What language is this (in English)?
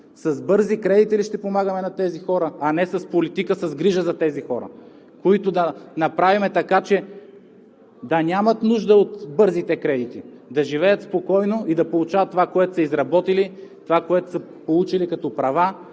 Bulgarian